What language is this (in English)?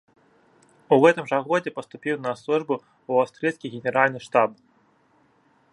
Belarusian